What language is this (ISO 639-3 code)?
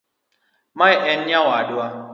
luo